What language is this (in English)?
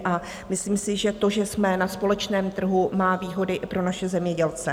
Czech